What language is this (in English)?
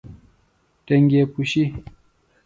Phalura